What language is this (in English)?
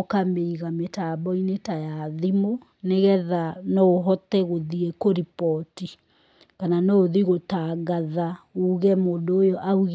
Kikuyu